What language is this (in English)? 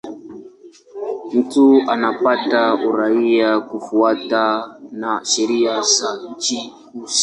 Swahili